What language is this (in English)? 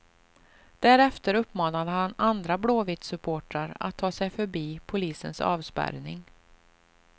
Swedish